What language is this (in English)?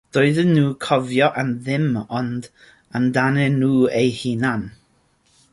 Welsh